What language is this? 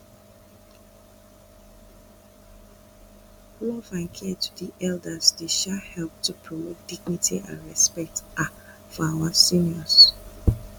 Nigerian Pidgin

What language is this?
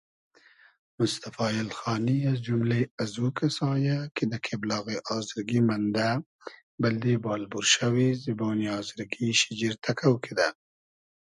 Hazaragi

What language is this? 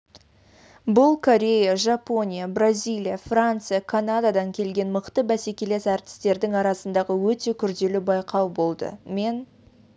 Kazakh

